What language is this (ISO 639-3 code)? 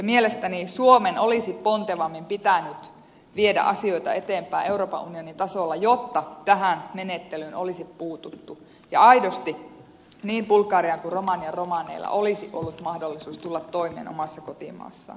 fin